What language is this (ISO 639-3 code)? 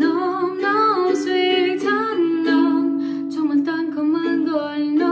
kor